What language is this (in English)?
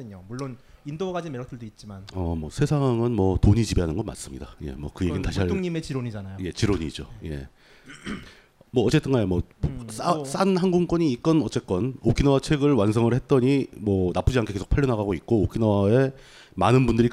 Korean